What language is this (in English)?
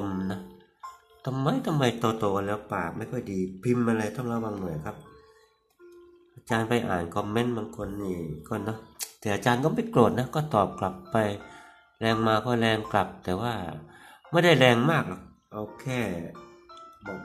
Thai